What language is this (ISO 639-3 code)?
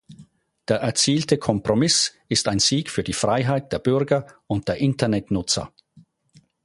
deu